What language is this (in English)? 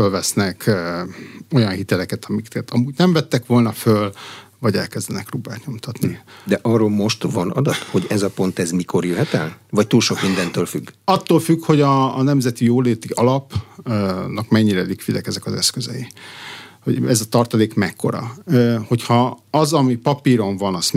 Hungarian